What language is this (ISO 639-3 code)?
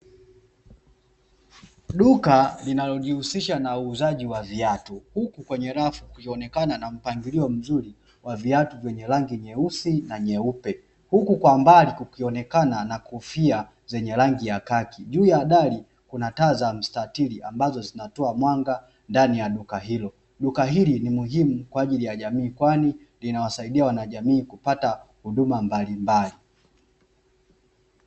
swa